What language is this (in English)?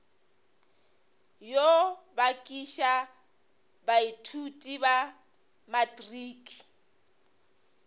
Northern Sotho